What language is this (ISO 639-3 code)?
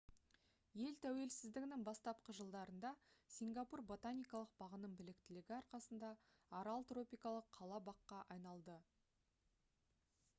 kaz